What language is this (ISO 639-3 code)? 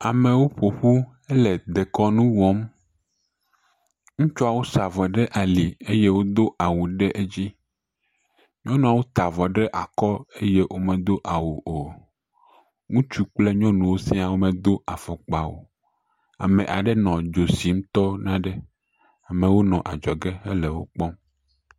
ewe